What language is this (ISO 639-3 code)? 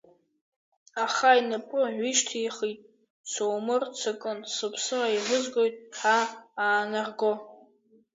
abk